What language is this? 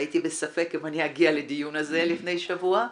Hebrew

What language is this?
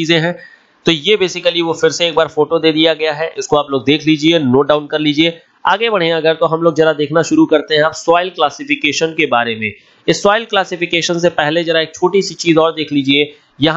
Hindi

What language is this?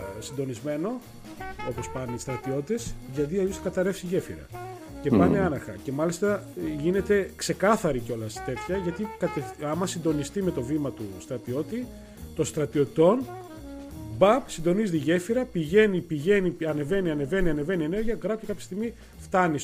Greek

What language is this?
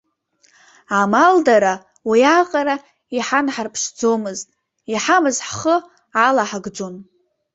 Abkhazian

